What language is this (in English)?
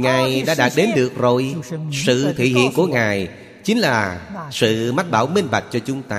Vietnamese